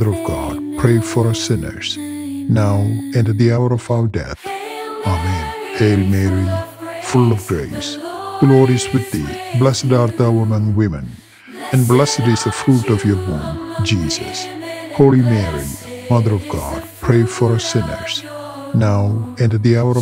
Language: English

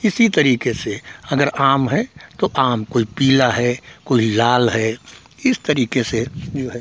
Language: Hindi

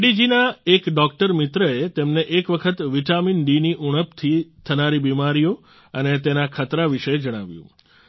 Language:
Gujarati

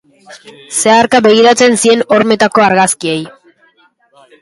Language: Basque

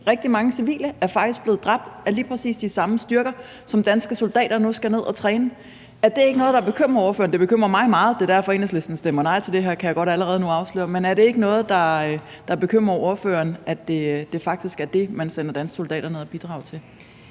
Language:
Danish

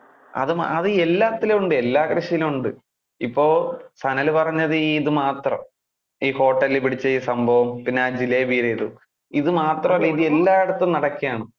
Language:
Malayalam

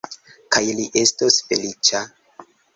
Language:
Esperanto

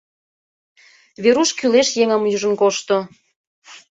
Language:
Mari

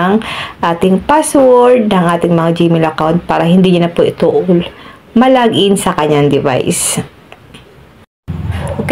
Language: Filipino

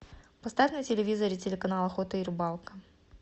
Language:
Russian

